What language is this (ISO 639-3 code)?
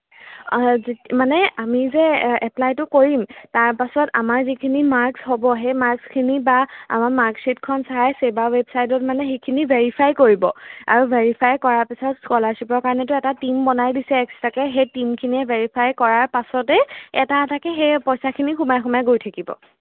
asm